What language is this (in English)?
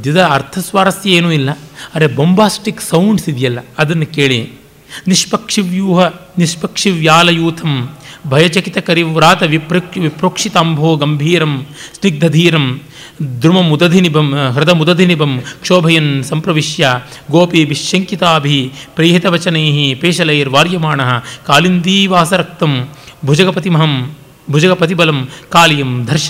Kannada